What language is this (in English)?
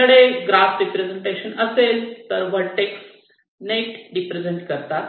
Marathi